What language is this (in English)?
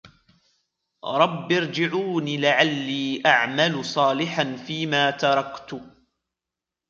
Arabic